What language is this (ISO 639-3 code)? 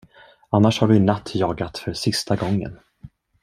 swe